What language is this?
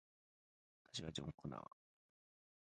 Japanese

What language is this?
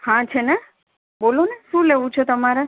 Gujarati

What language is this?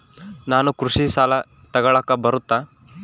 Kannada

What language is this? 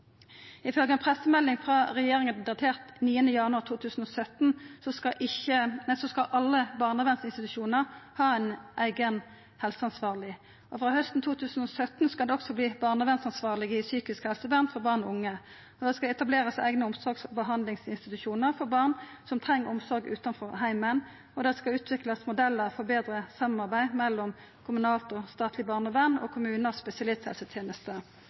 Norwegian Nynorsk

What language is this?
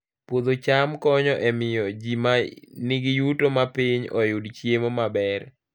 Luo (Kenya and Tanzania)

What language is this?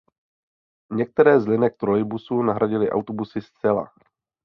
Czech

